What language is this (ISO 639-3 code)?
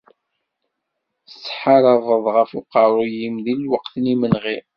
kab